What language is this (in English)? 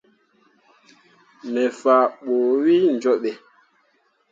Mundang